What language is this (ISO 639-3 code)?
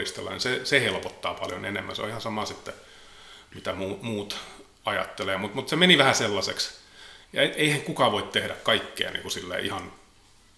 fin